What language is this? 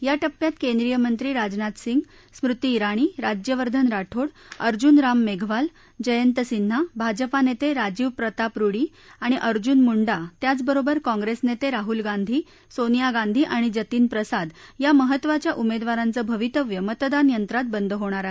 Marathi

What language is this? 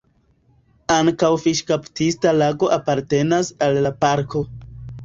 Esperanto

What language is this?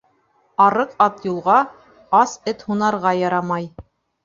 Bashkir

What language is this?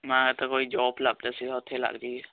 Punjabi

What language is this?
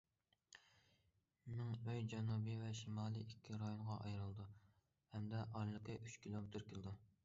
Uyghur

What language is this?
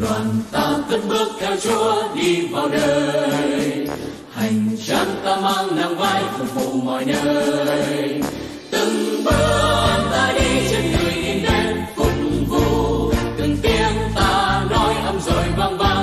Thai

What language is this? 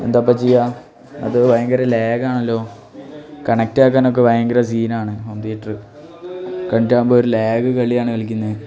Malayalam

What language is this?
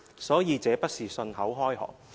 Cantonese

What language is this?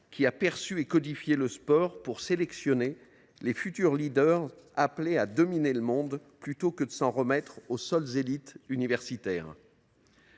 French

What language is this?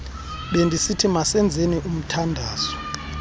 Xhosa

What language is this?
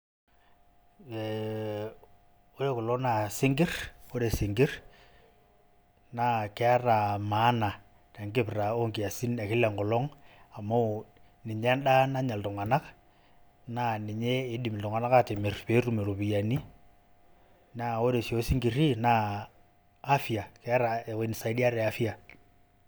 Masai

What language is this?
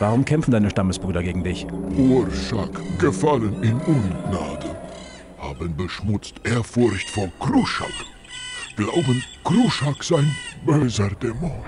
German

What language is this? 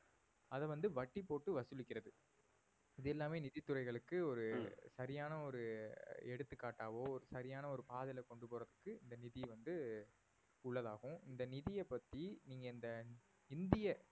Tamil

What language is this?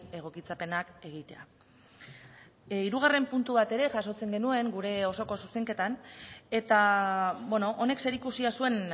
Basque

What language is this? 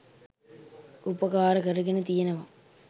Sinhala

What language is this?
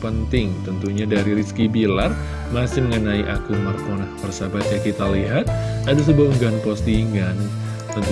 Indonesian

